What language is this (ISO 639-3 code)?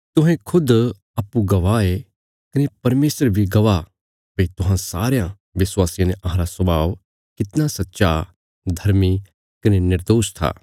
kfs